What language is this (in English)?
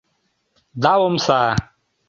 Mari